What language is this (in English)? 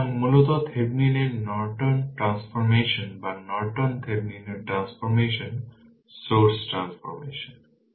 Bangla